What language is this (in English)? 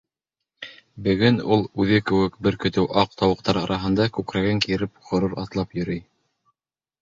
Bashkir